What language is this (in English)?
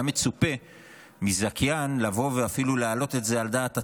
Hebrew